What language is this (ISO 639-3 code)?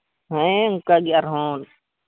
sat